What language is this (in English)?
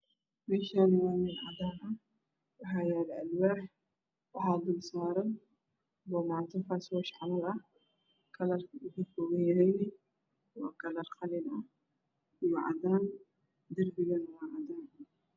Somali